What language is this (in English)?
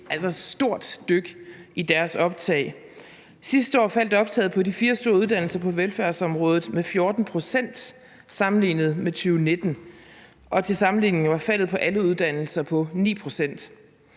Danish